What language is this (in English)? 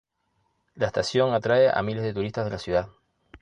Spanish